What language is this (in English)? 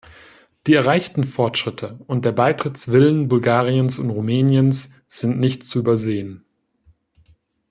German